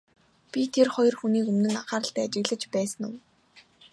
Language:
Mongolian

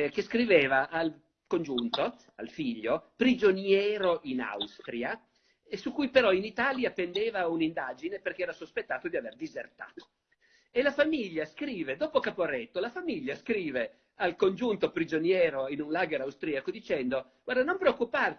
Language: Italian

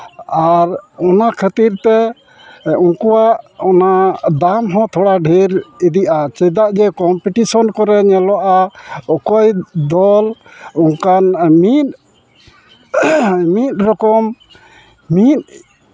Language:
Santali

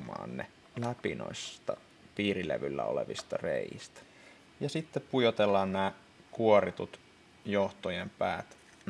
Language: Finnish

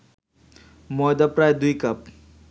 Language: Bangla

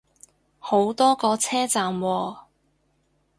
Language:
Cantonese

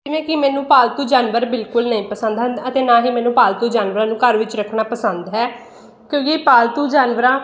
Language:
Punjabi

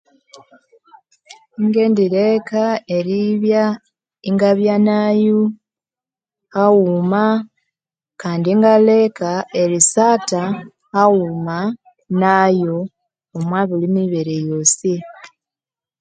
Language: Konzo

